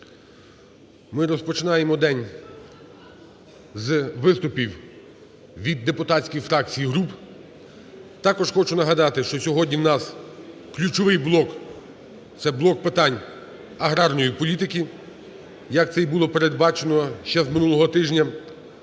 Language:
Ukrainian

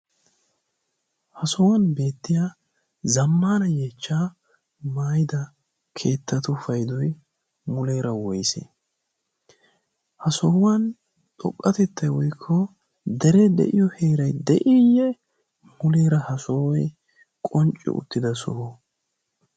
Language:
Wolaytta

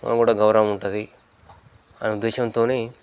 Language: Telugu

